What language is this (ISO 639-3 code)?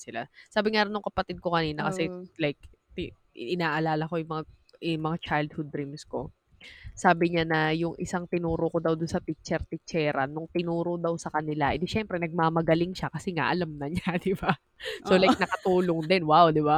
fil